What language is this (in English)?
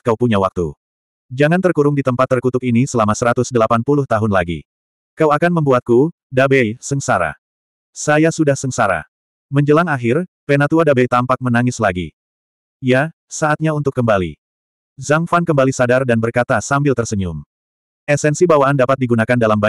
Indonesian